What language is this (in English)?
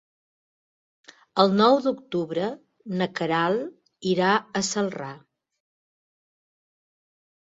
Catalan